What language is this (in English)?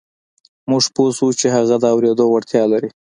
Pashto